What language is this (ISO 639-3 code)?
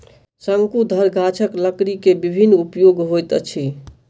mai